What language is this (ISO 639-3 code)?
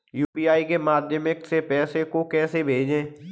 hin